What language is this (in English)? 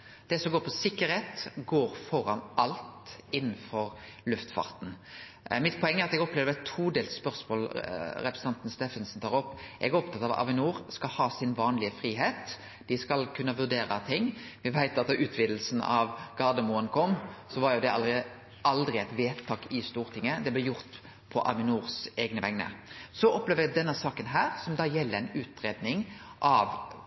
Norwegian Nynorsk